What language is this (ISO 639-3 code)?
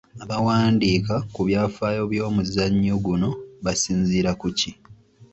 lug